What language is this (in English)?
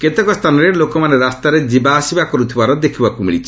Odia